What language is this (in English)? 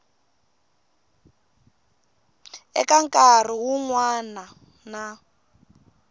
Tsonga